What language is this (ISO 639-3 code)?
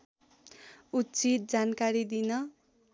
nep